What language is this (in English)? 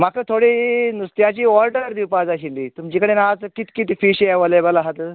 Konkani